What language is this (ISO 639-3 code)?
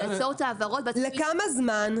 heb